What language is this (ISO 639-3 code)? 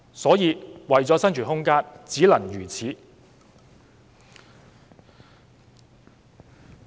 yue